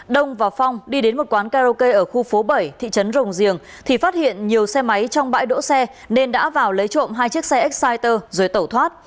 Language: Vietnamese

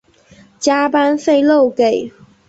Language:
Chinese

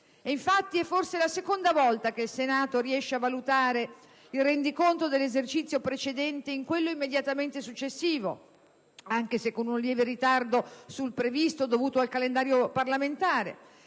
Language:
Italian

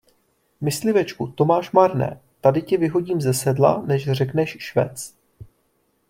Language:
Czech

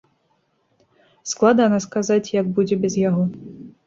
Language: Belarusian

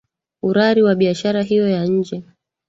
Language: Swahili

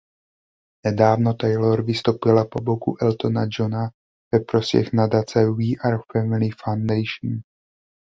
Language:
Czech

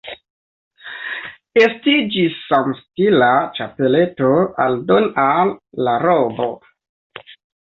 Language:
Esperanto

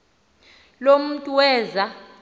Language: Xhosa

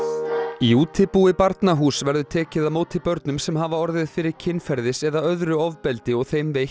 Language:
Icelandic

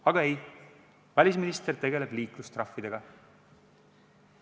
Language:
Estonian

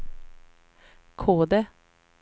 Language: Swedish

